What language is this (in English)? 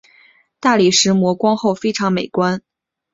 Chinese